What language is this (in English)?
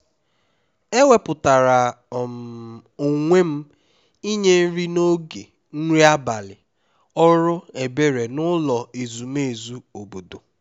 Igbo